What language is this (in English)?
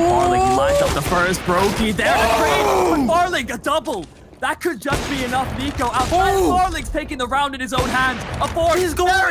Portuguese